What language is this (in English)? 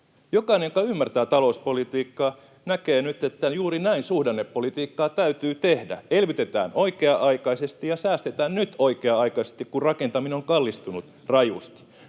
Finnish